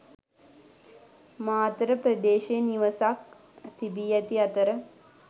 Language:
Sinhala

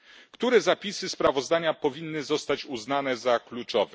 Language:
Polish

